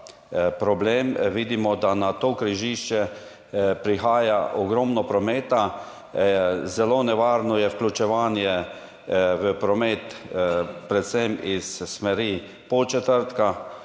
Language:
Slovenian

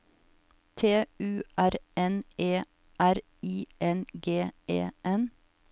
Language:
Norwegian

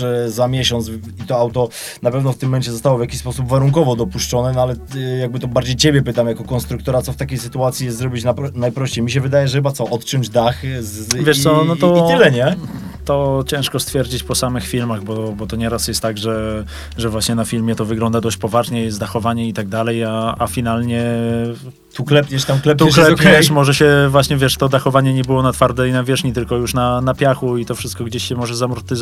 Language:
Polish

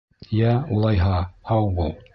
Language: Bashkir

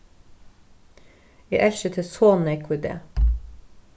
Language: Faroese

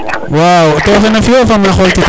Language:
Serer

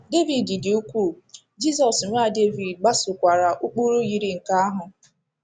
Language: Igbo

